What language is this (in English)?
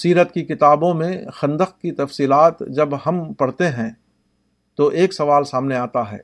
Urdu